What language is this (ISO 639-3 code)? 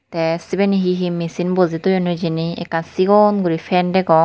ccp